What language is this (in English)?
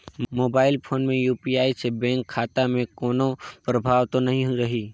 Chhattisgarhi